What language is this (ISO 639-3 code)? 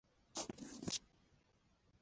zho